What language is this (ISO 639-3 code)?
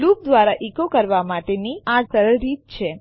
guj